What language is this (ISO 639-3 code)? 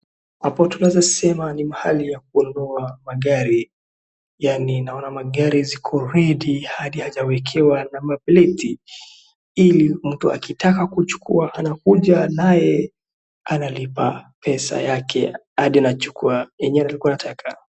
swa